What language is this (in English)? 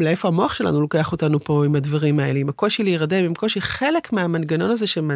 Hebrew